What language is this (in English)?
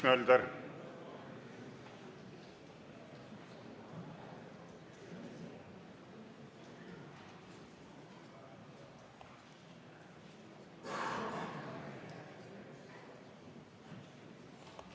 Estonian